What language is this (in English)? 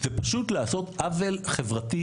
Hebrew